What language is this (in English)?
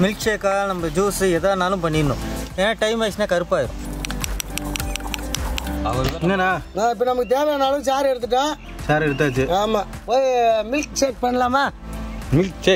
Romanian